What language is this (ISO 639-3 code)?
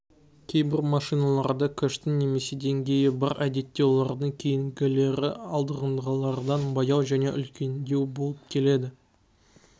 kaz